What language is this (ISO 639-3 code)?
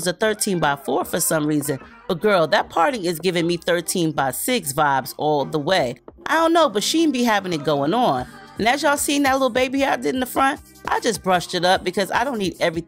eng